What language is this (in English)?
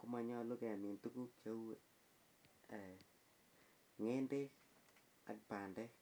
Kalenjin